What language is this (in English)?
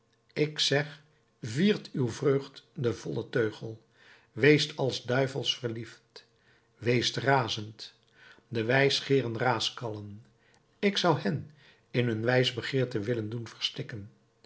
Dutch